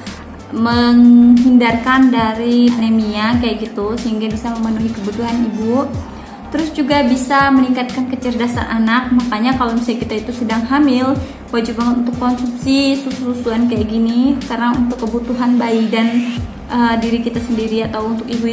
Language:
Indonesian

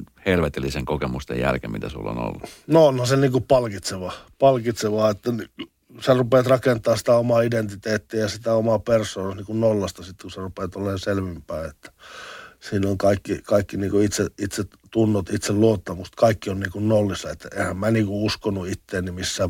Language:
Finnish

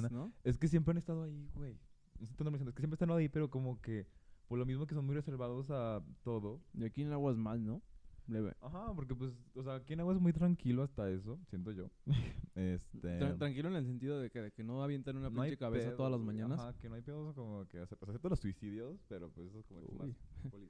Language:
Spanish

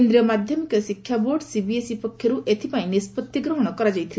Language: Odia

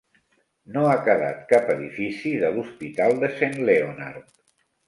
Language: Catalan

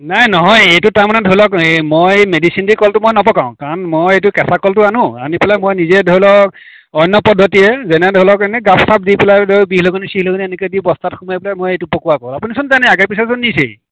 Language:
Assamese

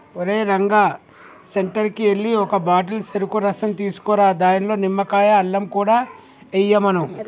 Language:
Telugu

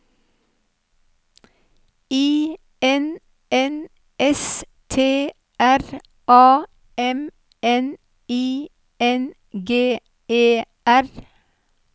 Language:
Norwegian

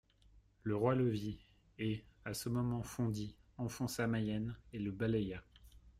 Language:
French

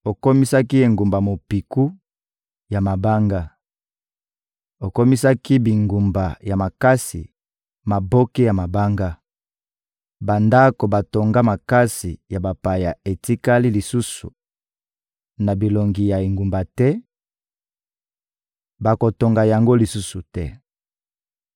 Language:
Lingala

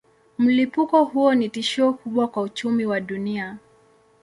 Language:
Swahili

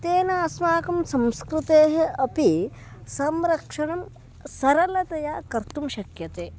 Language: Sanskrit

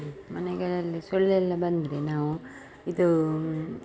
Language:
Kannada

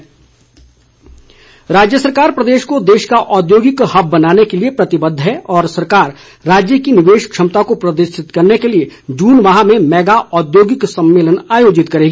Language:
Hindi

